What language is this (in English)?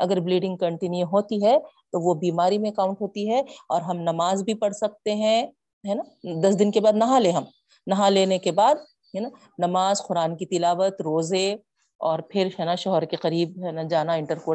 Urdu